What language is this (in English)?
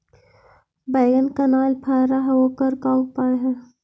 Magahi